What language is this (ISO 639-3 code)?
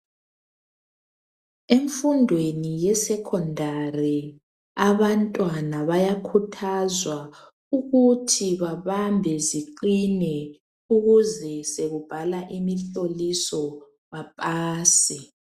nde